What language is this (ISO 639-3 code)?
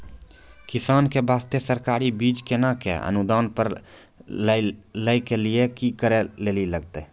mai